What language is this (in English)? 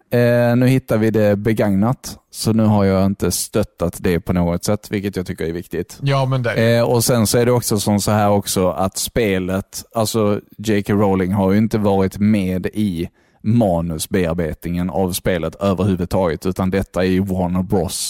Swedish